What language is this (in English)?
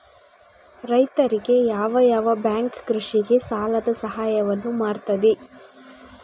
Kannada